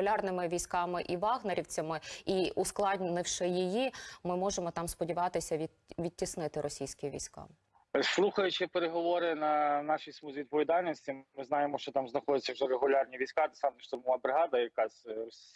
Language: Ukrainian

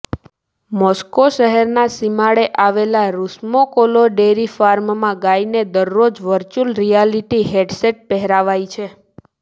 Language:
Gujarati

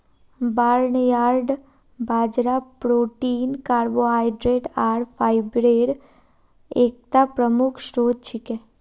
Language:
Magahi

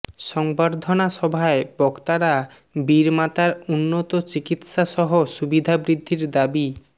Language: Bangla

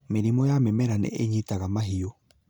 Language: Kikuyu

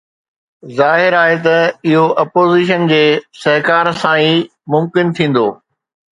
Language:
Sindhi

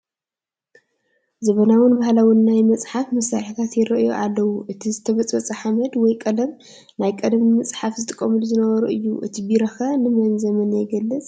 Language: Tigrinya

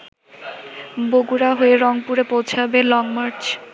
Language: Bangla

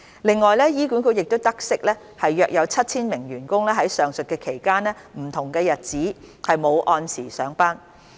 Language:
Cantonese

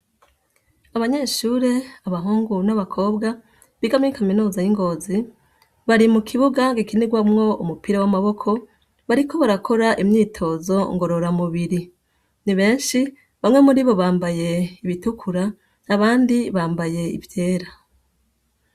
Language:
Rundi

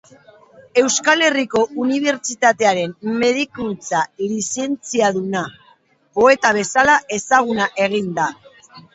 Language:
Basque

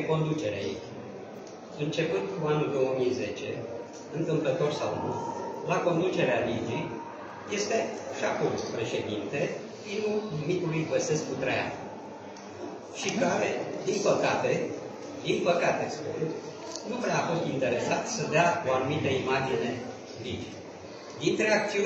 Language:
Romanian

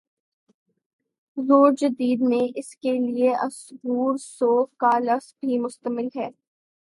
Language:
Urdu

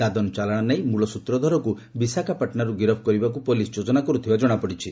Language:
Odia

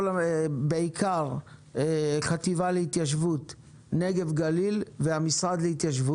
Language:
Hebrew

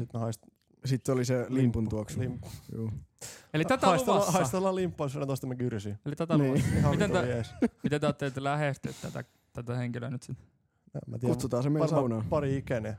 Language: Finnish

